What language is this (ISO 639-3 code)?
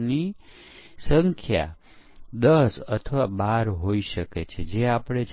guj